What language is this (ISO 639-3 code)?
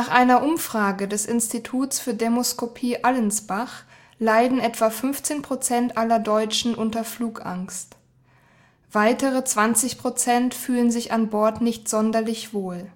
deu